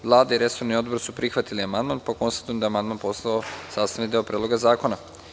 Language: Serbian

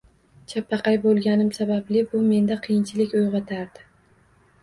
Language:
Uzbek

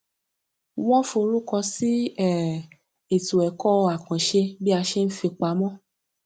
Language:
Yoruba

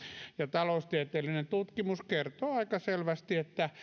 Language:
Finnish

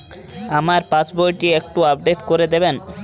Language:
Bangla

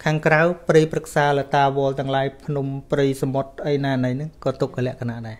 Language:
Thai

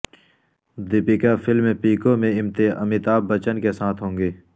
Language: Urdu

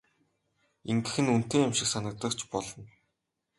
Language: Mongolian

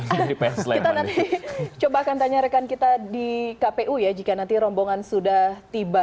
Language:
Indonesian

